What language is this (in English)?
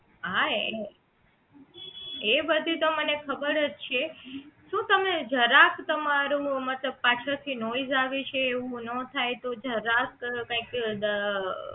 Gujarati